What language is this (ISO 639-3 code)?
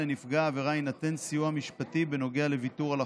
heb